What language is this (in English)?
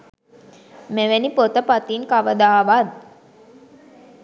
Sinhala